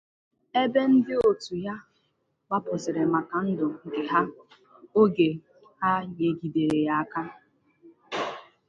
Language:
Igbo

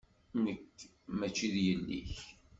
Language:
Kabyle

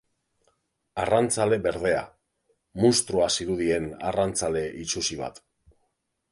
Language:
Basque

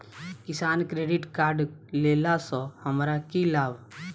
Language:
Maithili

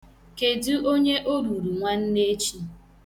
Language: Igbo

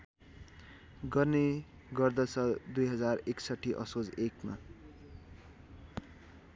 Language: Nepali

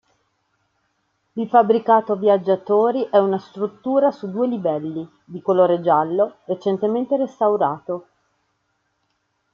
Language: Italian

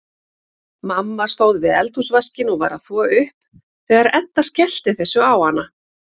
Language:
Icelandic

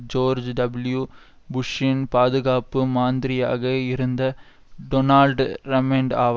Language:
Tamil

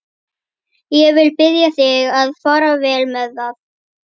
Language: Icelandic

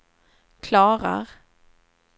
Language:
Swedish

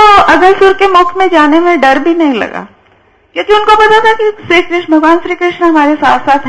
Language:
Hindi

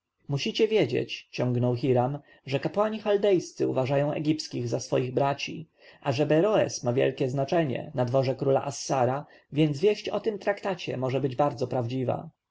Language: Polish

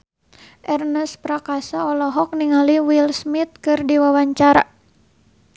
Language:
Sundanese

